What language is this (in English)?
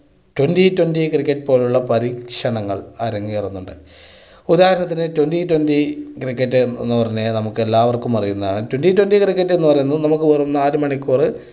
Malayalam